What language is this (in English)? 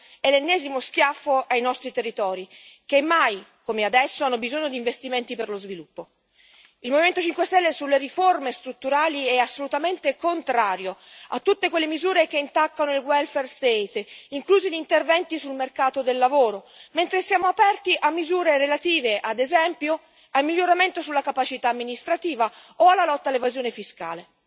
Italian